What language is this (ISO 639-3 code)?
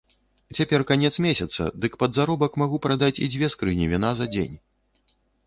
bel